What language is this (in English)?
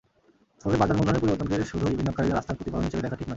Bangla